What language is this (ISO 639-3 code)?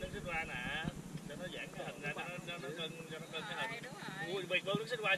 vie